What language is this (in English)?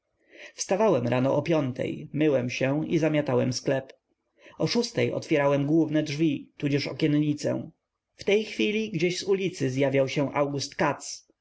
Polish